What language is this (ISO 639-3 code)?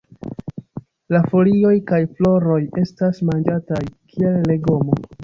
epo